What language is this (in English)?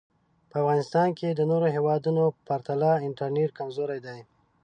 Pashto